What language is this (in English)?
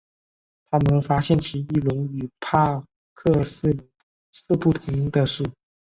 Chinese